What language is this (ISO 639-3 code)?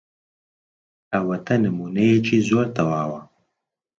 ckb